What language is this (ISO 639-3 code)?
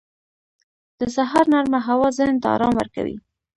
pus